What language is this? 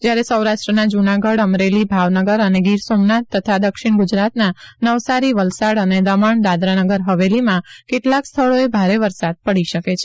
Gujarati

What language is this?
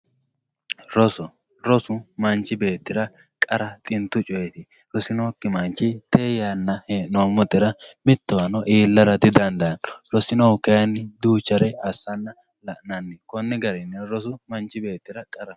Sidamo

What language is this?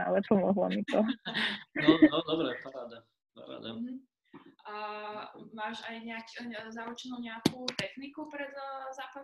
Slovak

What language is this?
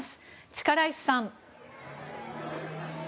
Japanese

